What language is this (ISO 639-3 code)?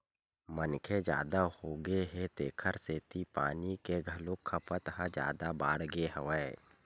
hne